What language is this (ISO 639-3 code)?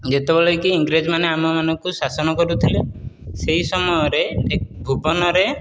ori